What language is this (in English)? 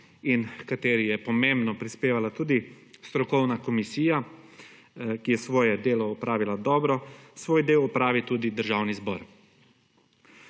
Slovenian